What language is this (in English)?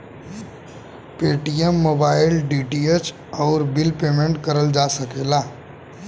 Bhojpuri